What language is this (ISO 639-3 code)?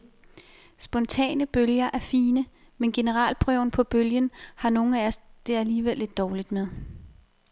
dan